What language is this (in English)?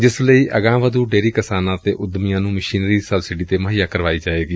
Punjabi